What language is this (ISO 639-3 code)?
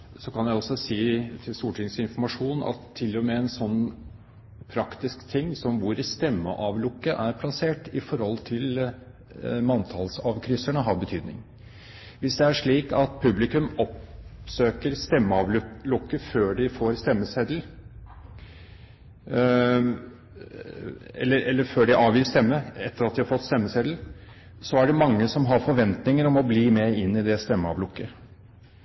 nob